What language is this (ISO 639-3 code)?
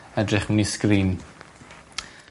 cym